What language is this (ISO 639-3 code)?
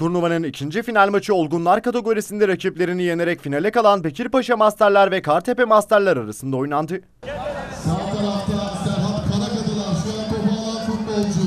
tur